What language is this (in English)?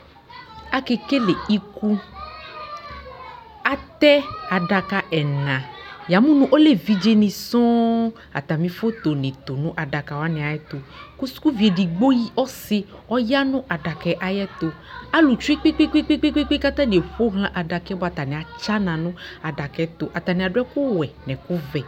Ikposo